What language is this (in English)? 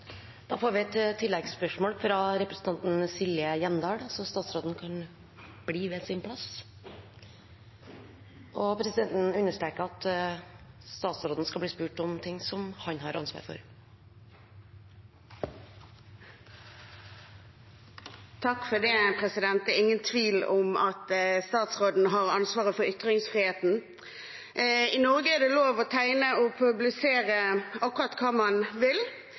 Norwegian